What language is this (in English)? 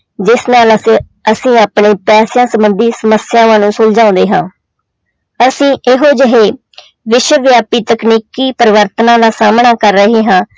Punjabi